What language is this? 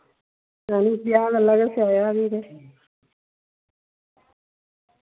Dogri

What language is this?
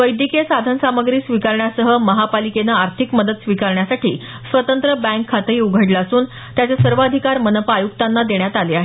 Marathi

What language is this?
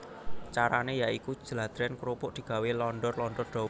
Javanese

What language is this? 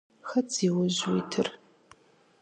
Kabardian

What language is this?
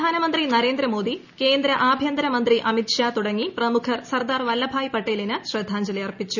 Malayalam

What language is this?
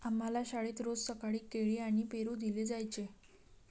Marathi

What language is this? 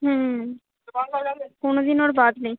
Bangla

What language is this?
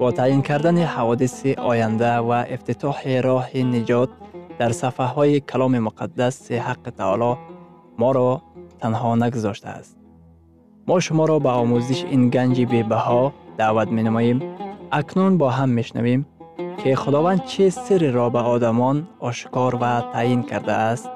Persian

